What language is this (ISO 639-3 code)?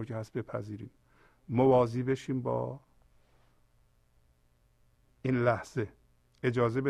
fas